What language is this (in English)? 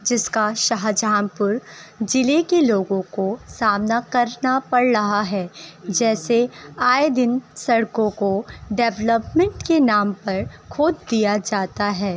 Urdu